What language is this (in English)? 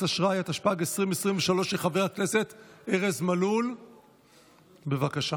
Hebrew